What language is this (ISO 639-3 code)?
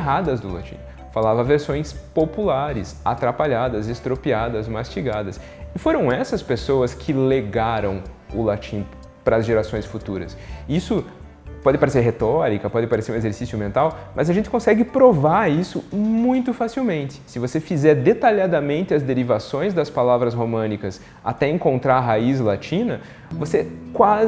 por